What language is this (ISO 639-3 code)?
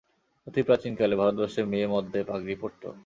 ben